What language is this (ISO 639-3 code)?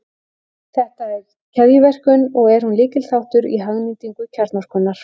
isl